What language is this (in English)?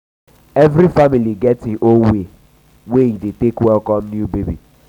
Nigerian Pidgin